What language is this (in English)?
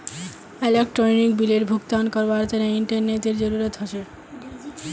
Magahi